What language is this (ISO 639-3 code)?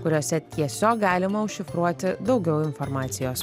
lit